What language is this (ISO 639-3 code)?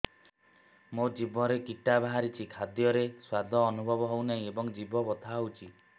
ori